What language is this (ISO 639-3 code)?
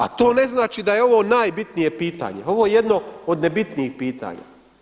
hrv